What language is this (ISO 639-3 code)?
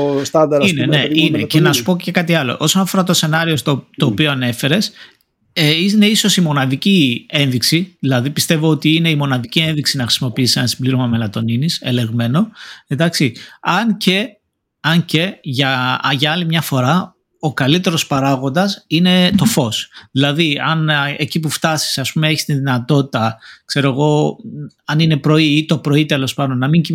ell